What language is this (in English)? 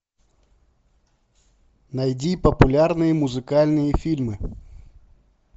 Russian